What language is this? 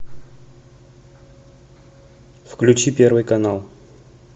Russian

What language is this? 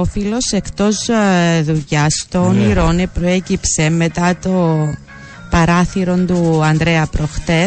Greek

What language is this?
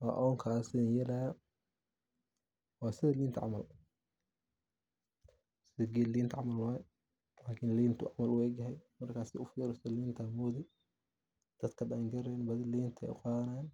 Somali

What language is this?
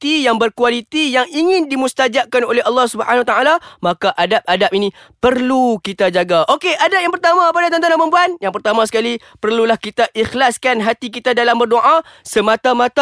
Malay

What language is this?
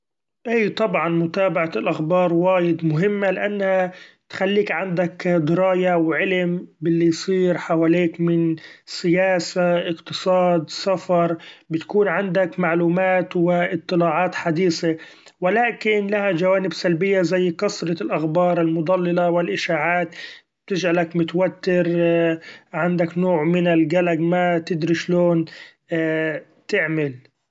Gulf Arabic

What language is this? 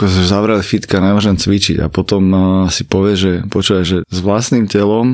Slovak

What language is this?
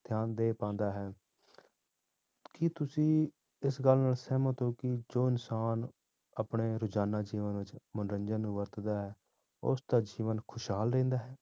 Punjabi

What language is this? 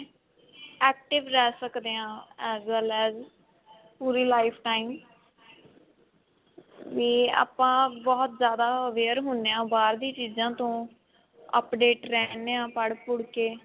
Punjabi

